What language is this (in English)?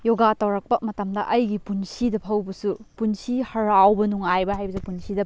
Manipuri